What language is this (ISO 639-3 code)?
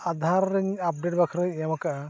sat